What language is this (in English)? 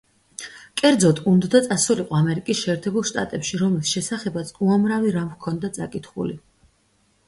Georgian